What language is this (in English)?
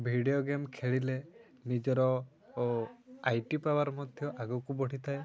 Odia